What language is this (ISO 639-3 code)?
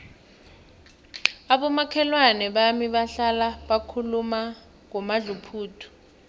nbl